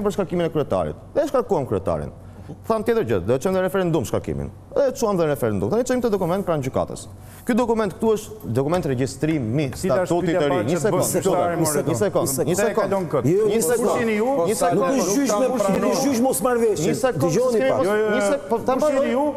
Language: Romanian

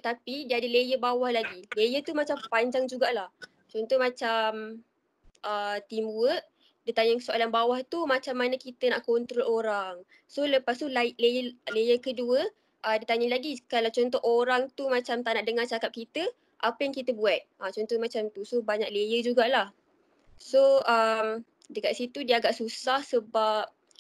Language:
Malay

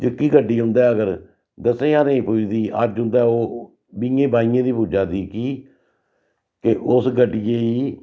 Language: Dogri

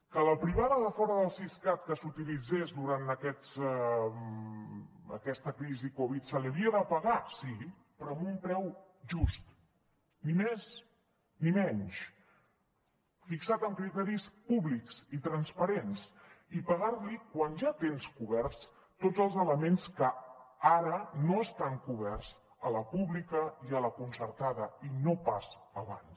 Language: Catalan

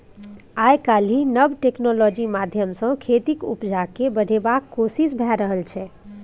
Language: Maithili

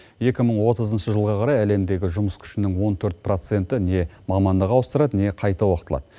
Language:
Kazakh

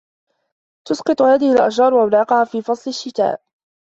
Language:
Arabic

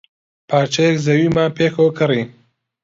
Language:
Central Kurdish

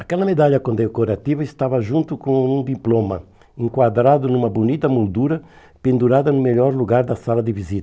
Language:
Portuguese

